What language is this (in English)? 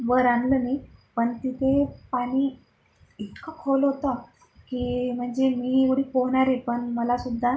Marathi